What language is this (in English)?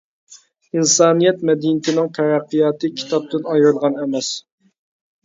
Uyghur